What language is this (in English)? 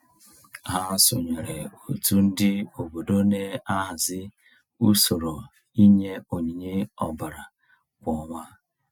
Igbo